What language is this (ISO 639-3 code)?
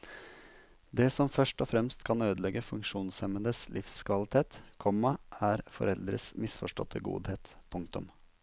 nor